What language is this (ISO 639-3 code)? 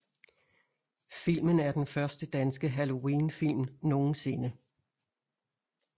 dan